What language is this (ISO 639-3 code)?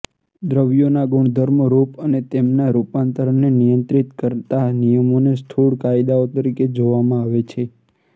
guj